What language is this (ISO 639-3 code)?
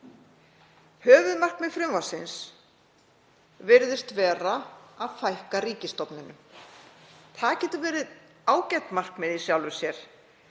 isl